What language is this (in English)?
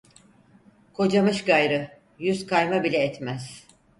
Turkish